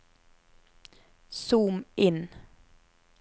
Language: Norwegian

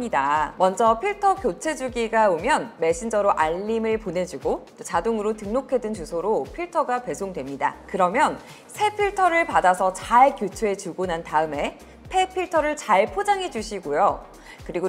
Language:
Korean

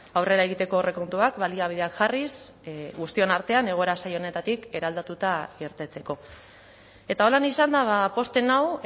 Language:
Basque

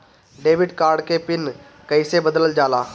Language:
Bhojpuri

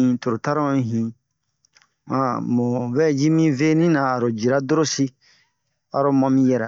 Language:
Bomu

